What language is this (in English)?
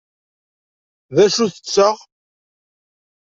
Kabyle